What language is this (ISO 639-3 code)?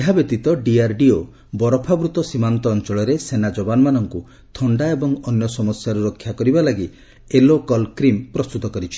ori